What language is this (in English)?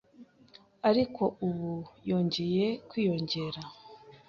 Kinyarwanda